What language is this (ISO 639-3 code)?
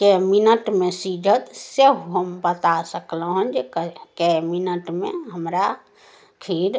mai